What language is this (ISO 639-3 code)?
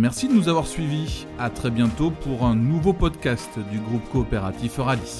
fra